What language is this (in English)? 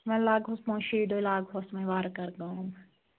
Kashmiri